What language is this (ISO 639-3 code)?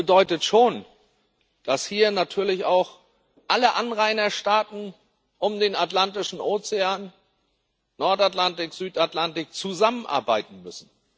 deu